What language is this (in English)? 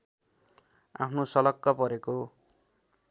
Nepali